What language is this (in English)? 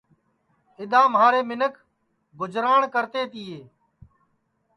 Sansi